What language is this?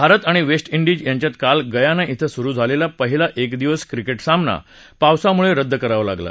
Marathi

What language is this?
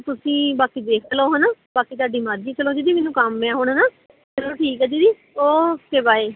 Punjabi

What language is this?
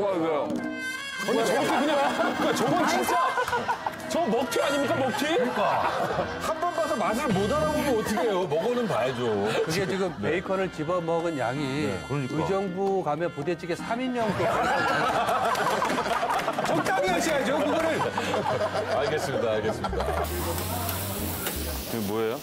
Korean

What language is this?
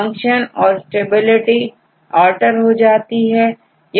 Hindi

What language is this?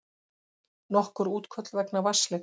Icelandic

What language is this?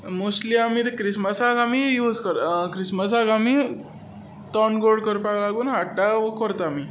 Konkani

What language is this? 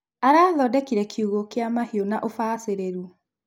Kikuyu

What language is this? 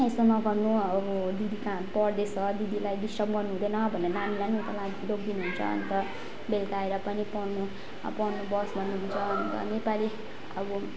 Nepali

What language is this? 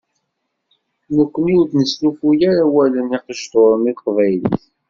Kabyle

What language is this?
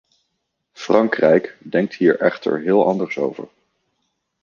Dutch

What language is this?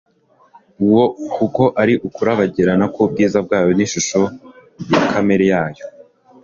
Kinyarwanda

